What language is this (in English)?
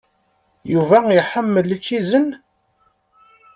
Kabyle